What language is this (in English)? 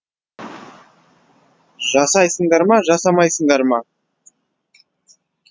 Kazakh